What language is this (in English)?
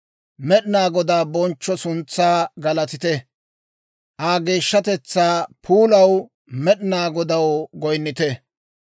Dawro